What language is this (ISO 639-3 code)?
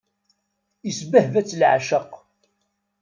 kab